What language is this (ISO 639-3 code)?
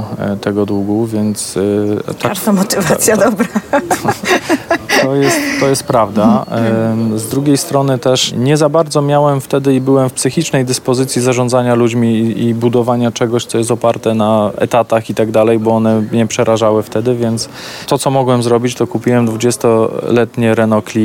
pol